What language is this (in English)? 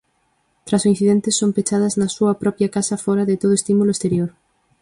Galician